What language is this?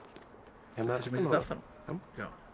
Icelandic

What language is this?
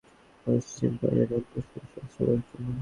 Bangla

